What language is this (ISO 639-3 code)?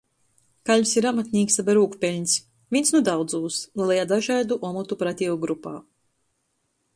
ltg